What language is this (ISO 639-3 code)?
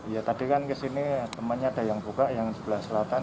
ind